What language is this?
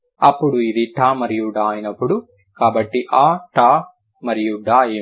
Telugu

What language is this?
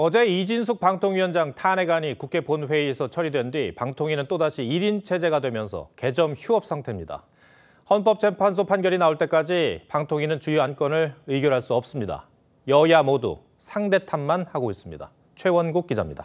Korean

